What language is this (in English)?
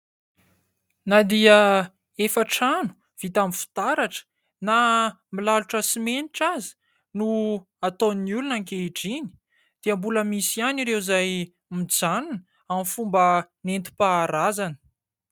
Malagasy